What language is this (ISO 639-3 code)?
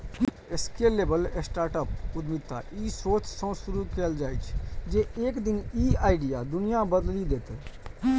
mai